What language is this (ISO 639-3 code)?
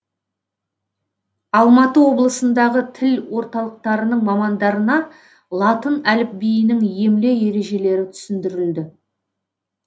kaz